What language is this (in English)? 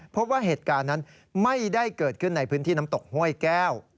Thai